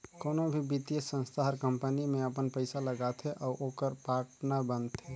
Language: Chhattisgarhi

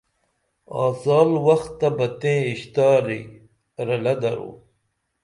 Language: Dameli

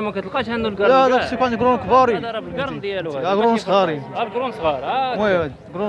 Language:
Arabic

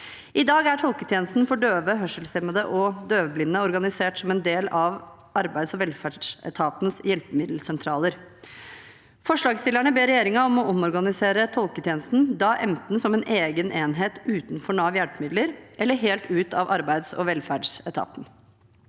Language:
Norwegian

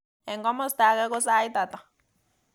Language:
Kalenjin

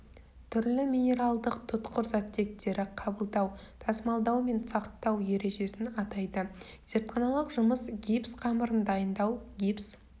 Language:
Kazakh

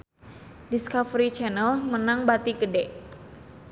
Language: Sundanese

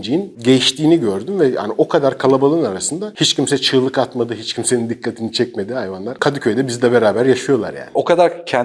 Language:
Turkish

